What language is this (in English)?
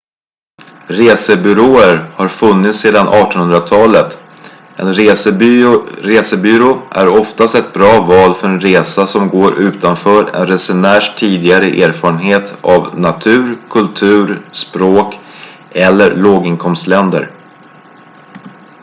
Swedish